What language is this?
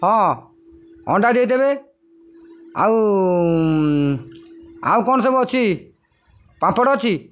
Odia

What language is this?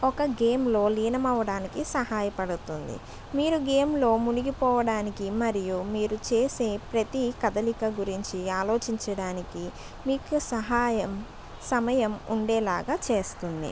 Telugu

